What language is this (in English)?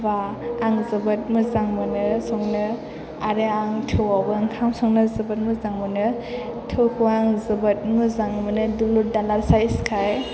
Bodo